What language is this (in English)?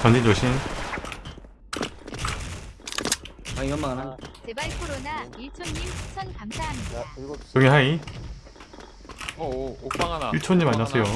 Korean